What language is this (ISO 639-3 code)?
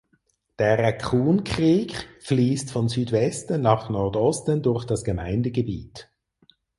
deu